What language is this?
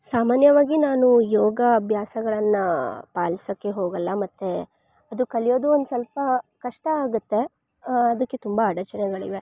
Kannada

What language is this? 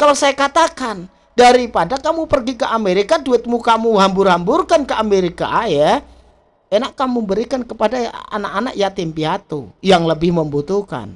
Indonesian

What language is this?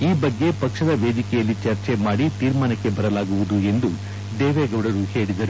Kannada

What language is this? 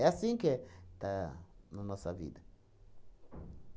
Portuguese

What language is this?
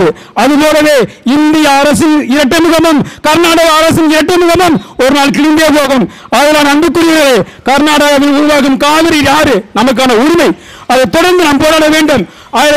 Turkish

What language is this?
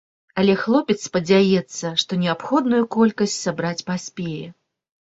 Belarusian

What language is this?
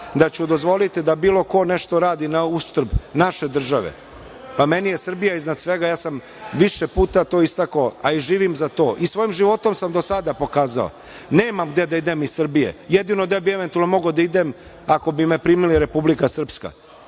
Serbian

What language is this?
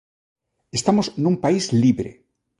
Galician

